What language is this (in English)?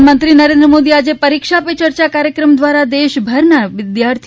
Gujarati